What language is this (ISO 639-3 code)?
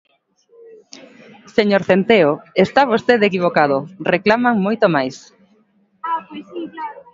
glg